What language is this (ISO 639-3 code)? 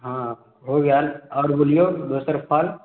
mai